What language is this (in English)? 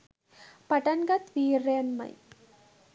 Sinhala